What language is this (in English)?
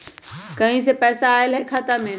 Magahi